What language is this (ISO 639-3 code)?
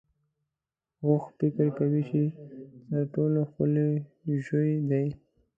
pus